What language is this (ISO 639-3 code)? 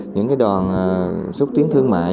vie